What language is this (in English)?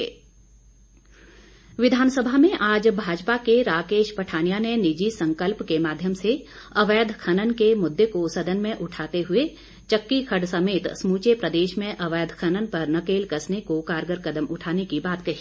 Hindi